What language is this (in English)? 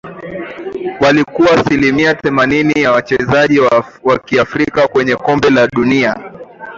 Swahili